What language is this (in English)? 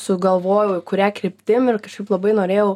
Lithuanian